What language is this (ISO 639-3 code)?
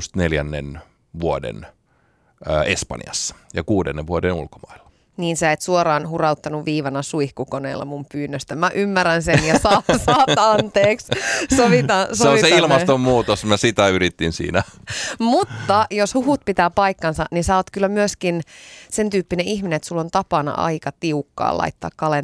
fin